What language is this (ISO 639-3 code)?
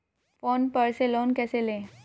hin